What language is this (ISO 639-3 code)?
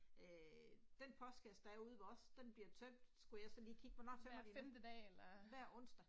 dan